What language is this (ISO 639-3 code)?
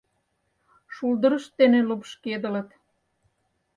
chm